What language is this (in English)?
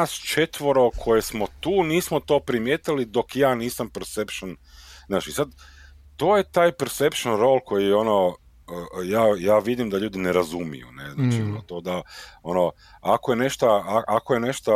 Croatian